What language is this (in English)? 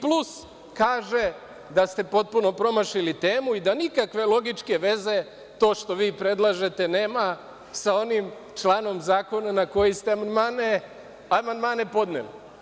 Serbian